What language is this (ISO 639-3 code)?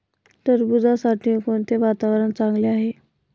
mar